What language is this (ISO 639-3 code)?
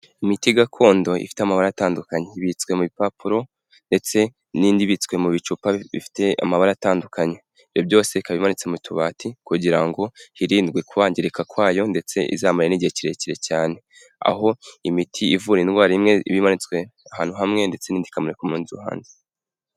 kin